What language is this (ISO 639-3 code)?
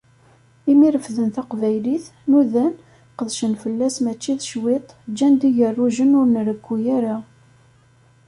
kab